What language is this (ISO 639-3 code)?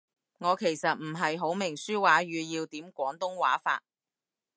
yue